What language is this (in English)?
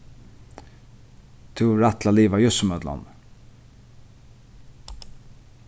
Faroese